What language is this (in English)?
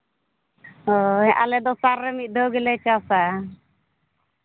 Santali